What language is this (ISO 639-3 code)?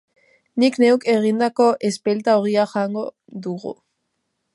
eus